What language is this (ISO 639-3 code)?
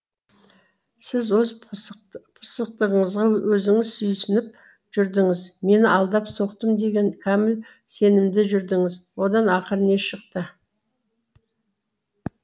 kaz